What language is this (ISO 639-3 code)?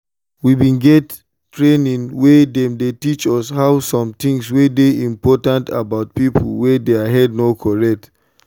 pcm